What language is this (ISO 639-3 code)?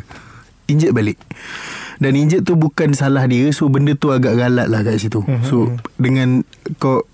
msa